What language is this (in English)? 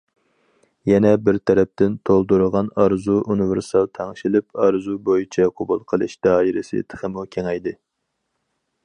Uyghur